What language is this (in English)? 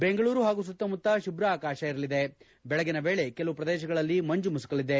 Kannada